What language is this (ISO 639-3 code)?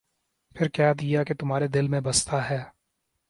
urd